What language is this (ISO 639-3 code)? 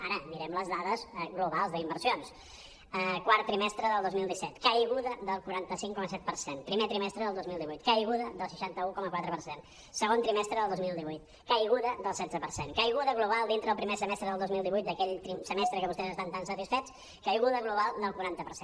cat